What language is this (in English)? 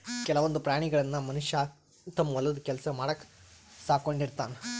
Kannada